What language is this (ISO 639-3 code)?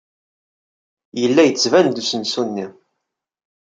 kab